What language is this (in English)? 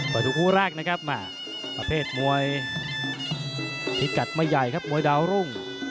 Thai